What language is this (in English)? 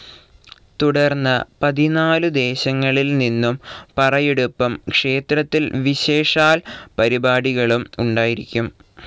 Malayalam